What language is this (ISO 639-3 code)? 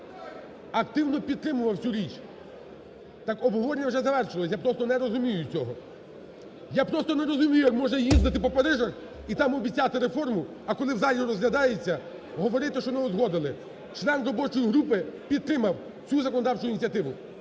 ukr